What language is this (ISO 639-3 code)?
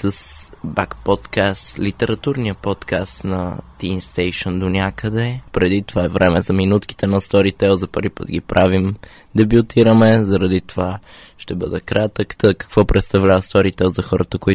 bul